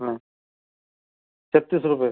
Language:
Marathi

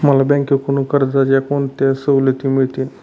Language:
Marathi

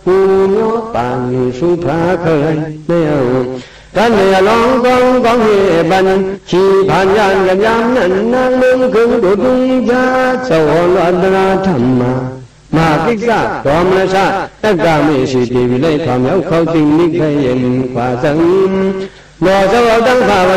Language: Thai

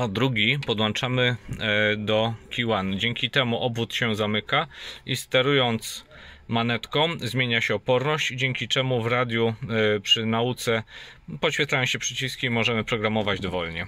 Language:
Polish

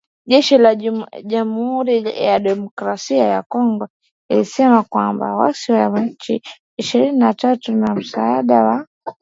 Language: Swahili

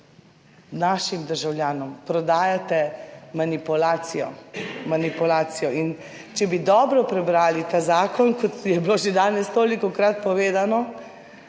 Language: Slovenian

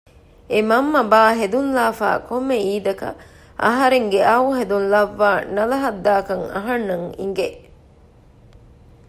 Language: Divehi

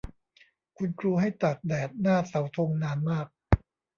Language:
Thai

